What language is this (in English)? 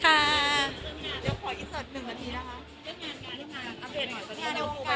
Thai